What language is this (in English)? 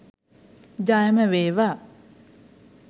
Sinhala